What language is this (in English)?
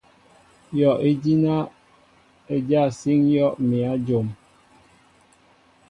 Mbo (Cameroon)